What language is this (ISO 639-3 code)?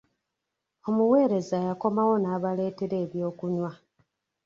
lug